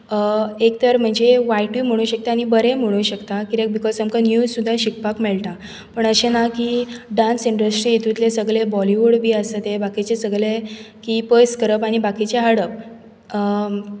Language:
Konkani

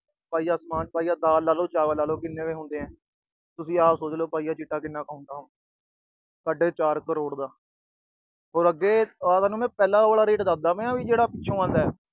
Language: Punjabi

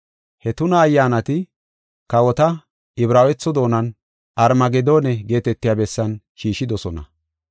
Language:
Gofa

